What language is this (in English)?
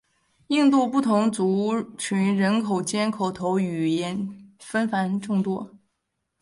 Chinese